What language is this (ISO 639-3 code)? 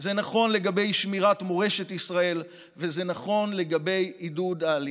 heb